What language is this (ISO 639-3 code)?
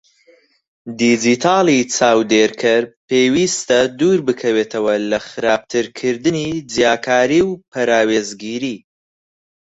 ckb